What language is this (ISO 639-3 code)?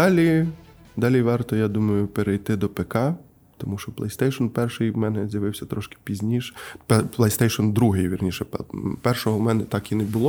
ukr